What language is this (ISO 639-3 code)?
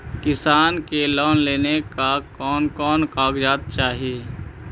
mag